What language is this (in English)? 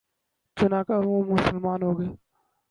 Urdu